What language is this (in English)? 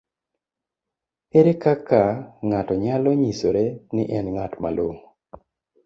Luo (Kenya and Tanzania)